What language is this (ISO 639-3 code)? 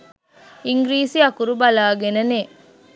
sin